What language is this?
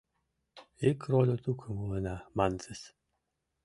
Mari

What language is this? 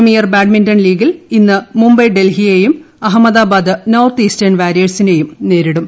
Malayalam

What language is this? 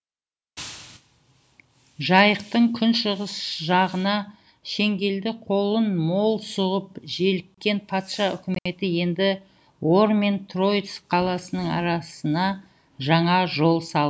Kazakh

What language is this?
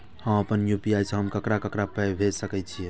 Maithili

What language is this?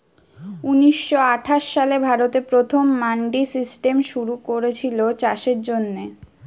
Bangla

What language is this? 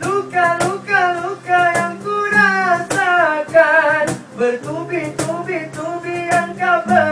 Indonesian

